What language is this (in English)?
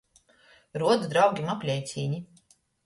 Latgalian